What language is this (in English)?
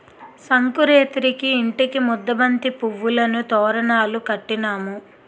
Telugu